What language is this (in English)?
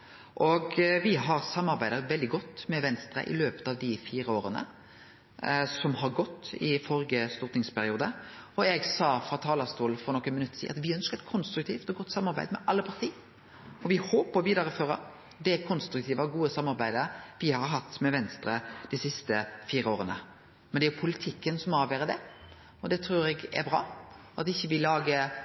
Norwegian Nynorsk